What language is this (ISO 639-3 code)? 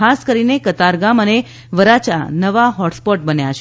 guj